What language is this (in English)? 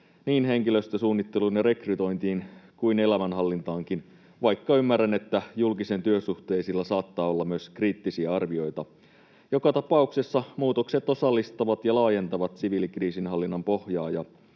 Finnish